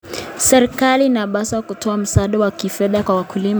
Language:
Kalenjin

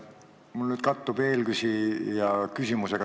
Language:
Estonian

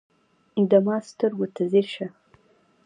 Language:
Pashto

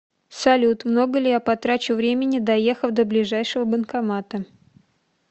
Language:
Russian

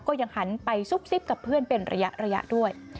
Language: Thai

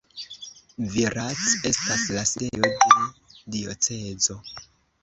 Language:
Esperanto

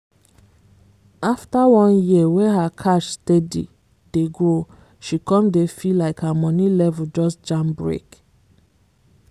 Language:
Nigerian Pidgin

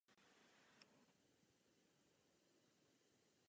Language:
Czech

